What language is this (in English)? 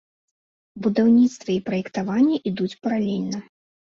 Belarusian